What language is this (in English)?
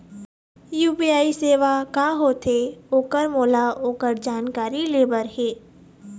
Chhattisgarhi